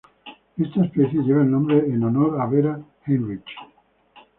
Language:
Spanish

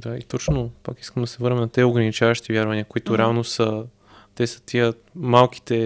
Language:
Bulgarian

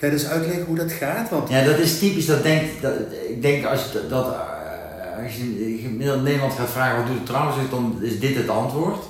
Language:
Dutch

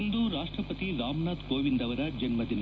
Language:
Kannada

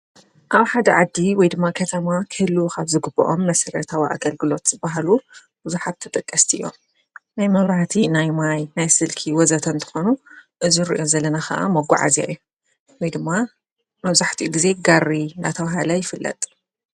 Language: Tigrinya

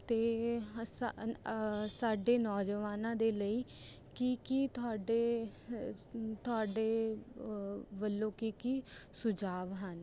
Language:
Punjabi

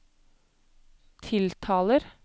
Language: Norwegian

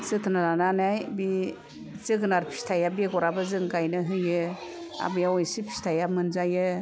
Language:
Bodo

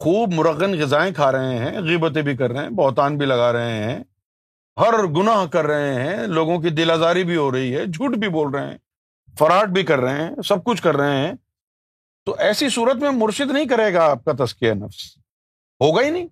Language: Urdu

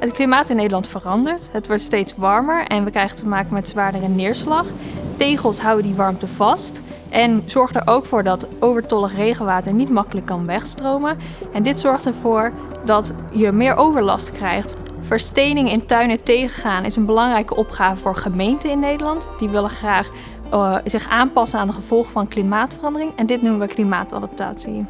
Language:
Dutch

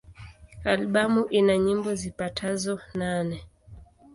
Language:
Swahili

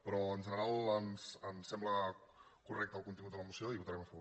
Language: Catalan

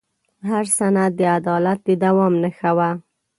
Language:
Pashto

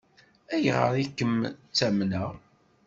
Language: Kabyle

